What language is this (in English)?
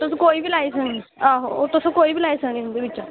Dogri